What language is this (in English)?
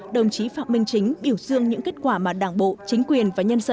Vietnamese